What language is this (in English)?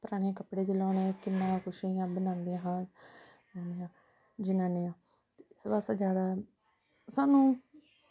Dogri